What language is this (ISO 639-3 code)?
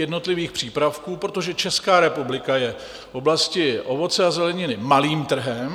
ces